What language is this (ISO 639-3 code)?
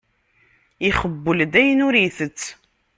kab